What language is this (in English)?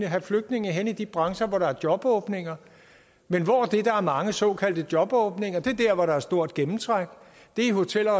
Danish